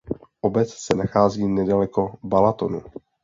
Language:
Czech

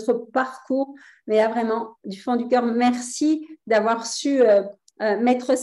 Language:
French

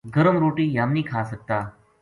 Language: Gujari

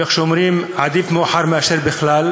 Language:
Hebrew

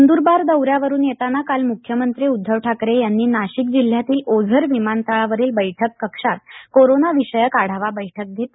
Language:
Marathi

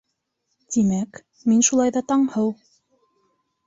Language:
Bashkir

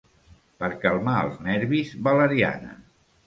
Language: Catalan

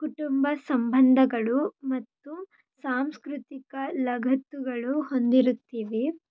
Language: Kannada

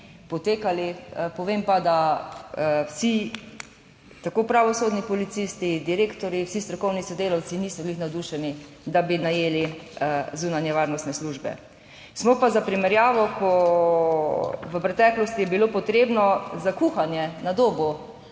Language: Slovenian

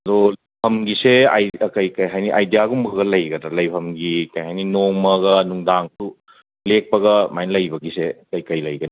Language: Manipuri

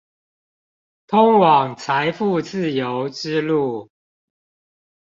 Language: Chinese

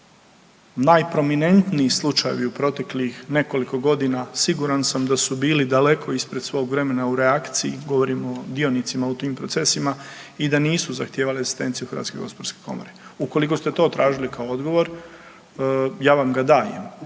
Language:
Croatian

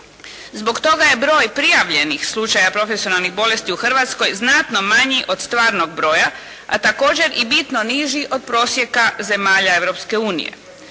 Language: Croatian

